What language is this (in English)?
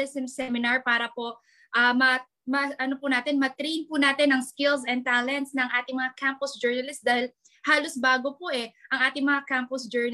Filipino